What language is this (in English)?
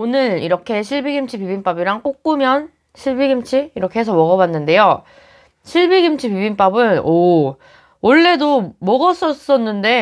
Korean